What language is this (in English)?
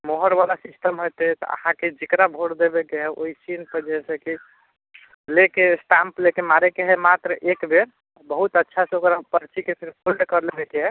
Maithili